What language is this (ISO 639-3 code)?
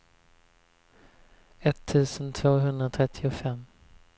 swe